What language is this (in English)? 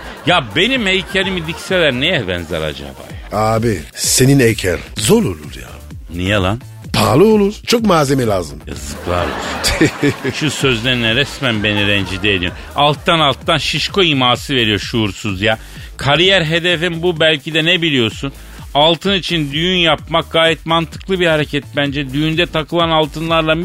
Turkish